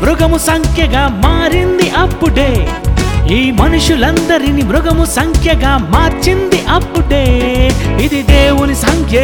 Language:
Telugu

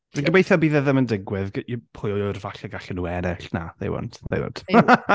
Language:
Welsh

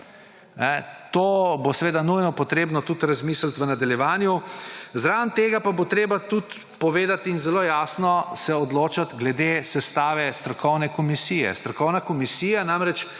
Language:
Slovenian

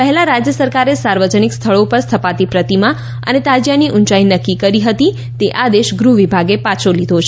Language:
Gujarati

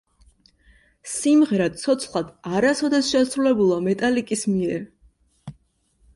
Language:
Georgian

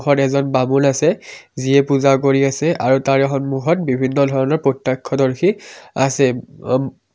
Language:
Assamese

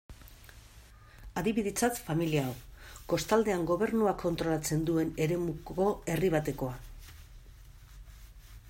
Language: Basque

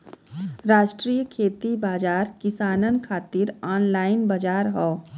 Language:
Bhojpuri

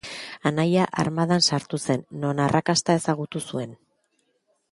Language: Basque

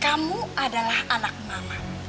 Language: Indonesian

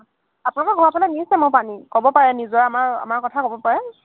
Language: Assamese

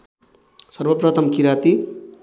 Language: Nepali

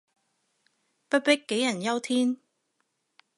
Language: Cantonese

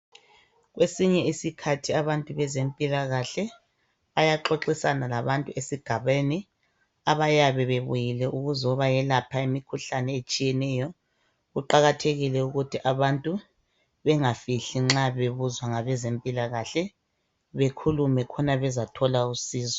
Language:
North Ndebele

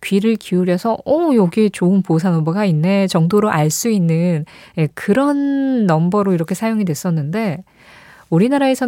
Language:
Korean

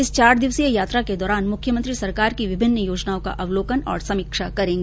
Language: Hindi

